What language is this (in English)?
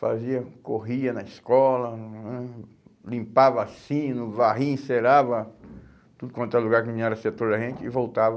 Portuguese